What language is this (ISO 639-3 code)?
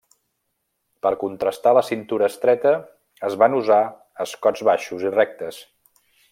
cat